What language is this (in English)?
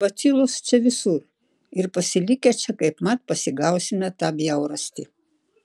Lithuanian